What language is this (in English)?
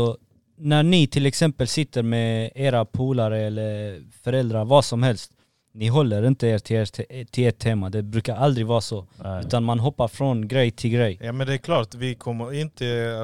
Swedish